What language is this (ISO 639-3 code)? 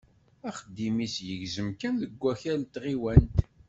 kab